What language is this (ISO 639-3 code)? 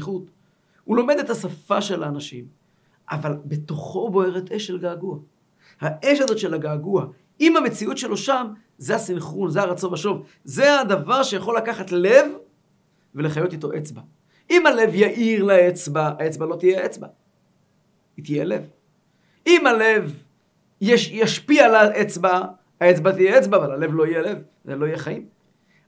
heb